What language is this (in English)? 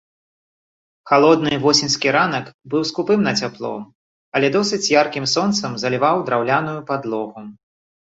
Belarusian